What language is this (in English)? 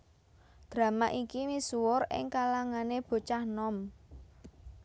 Javanese